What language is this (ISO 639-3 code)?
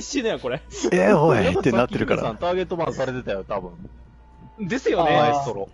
jpn